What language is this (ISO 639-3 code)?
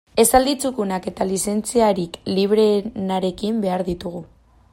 eus